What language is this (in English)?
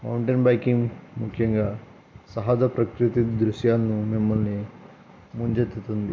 Telugu